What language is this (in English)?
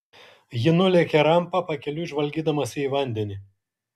Lithuanian